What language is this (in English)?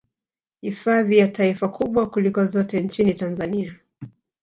Swahili